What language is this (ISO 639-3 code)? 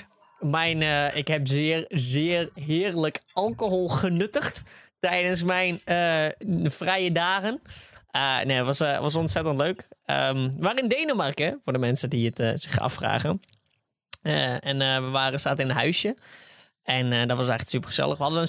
nld